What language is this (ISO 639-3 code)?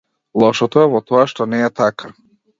mkd